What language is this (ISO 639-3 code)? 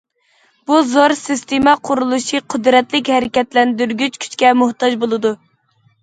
uig